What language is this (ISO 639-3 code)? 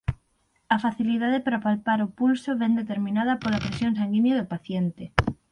glg